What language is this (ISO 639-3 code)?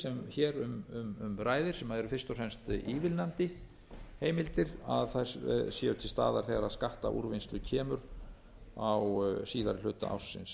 isl